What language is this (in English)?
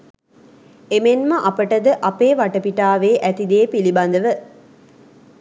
Sinhala